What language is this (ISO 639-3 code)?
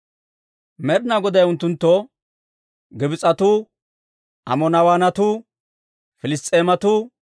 dwr